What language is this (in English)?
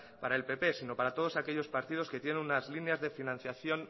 Spanish